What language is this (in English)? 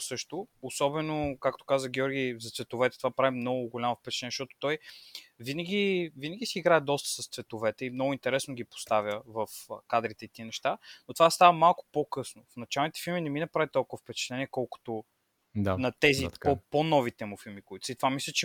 Bulgarian